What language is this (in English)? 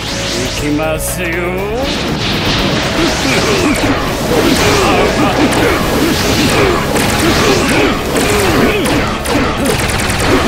Japanese